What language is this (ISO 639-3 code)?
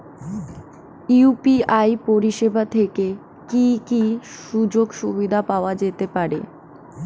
ben